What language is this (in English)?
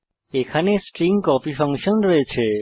Bangla